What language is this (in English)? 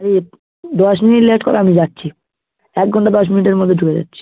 Bangla